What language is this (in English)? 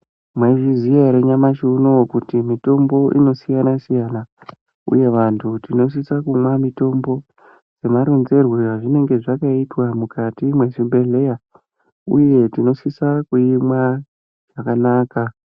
Ndau